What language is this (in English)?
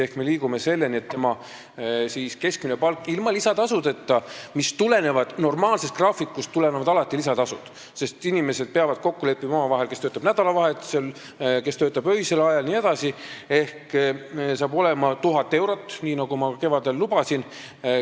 Estonian